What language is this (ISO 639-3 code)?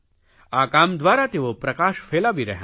guj